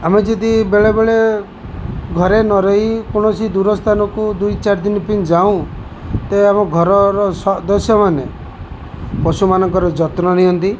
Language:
Odia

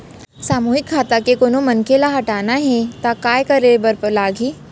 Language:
Chhattisgarhi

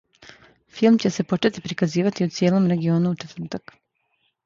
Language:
Serbian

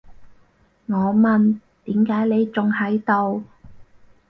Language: Cantonese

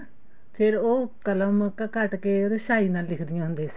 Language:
Punjabi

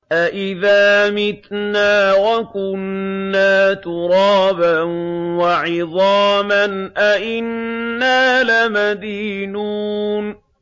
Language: Arabic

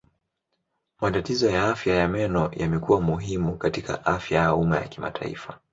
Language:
Swahili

